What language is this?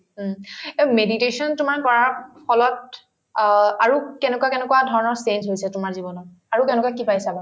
Assamese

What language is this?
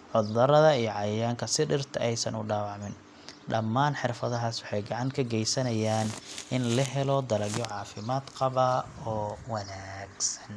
Somali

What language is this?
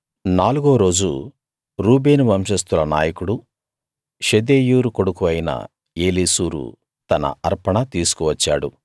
Telugu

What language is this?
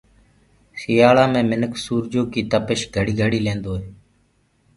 Gurgula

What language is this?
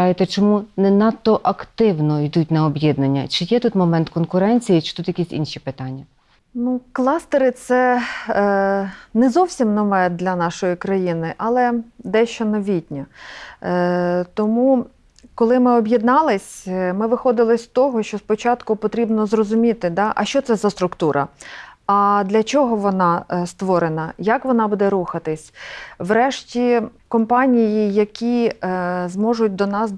Ukrainian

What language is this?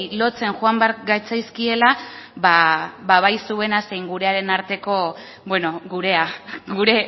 Basque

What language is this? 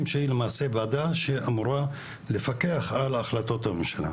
Hebrew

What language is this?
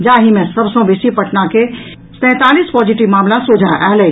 Maithili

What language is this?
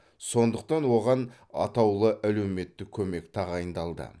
Kazakh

